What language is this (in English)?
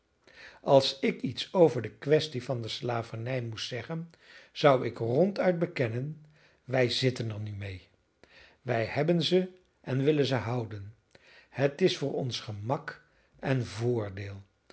Dutch